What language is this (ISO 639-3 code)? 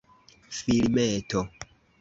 epo